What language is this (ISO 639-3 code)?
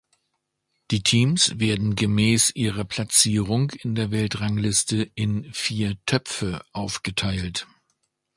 deu